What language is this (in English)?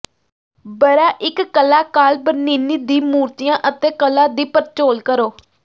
Punjabi